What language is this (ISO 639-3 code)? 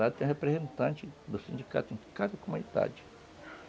por